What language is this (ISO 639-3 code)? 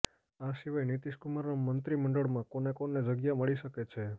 guj